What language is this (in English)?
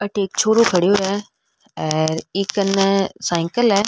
Rajasthani